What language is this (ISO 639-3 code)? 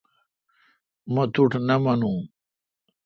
xka